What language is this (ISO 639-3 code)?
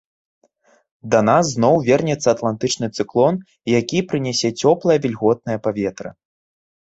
bel